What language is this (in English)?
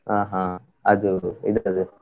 Kannada